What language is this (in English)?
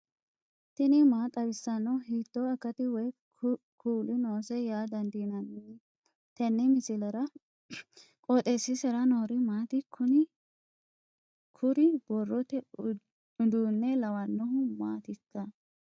Sidamo